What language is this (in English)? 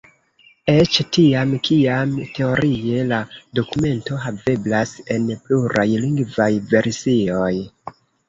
Esperanto